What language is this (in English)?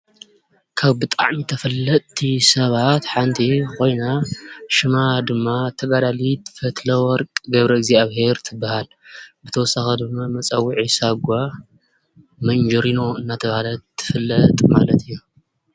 Tigrinya